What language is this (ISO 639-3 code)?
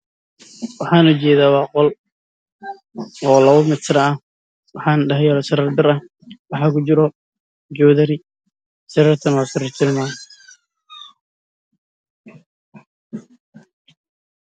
som